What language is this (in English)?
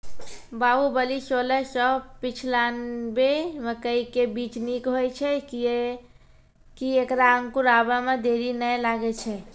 Maithili